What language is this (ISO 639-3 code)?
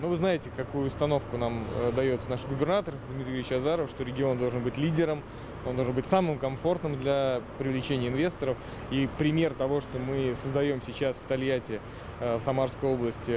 rus